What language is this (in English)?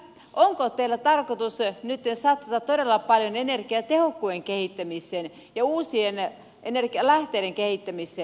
Finnish